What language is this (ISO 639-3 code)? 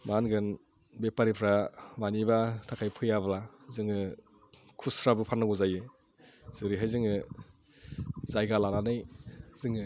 brx